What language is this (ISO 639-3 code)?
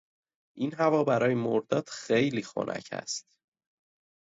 fas